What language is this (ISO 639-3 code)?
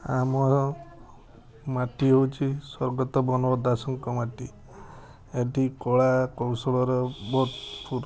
ori